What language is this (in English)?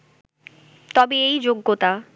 Bangla